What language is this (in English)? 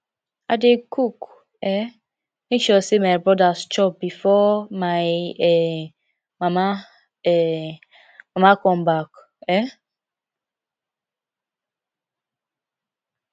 Nigerian Pidgin